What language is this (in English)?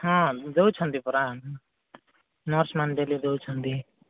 Odia